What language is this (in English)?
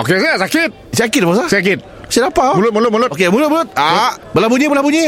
Malay